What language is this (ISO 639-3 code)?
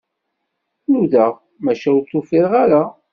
kab